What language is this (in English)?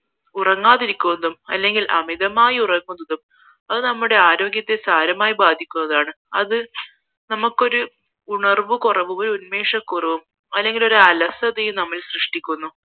Malayalam